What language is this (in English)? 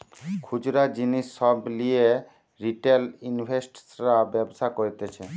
Bangla